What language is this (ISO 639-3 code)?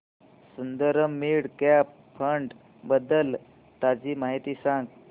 mar